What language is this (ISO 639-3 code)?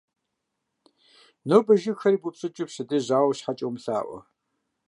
kbd